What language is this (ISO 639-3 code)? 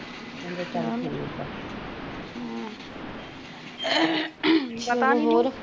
pan